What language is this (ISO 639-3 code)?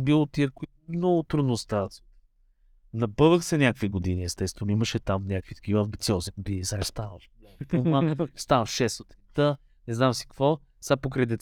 bul